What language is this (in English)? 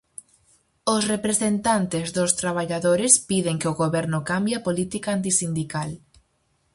Galician